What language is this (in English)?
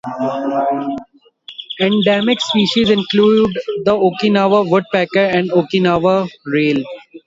English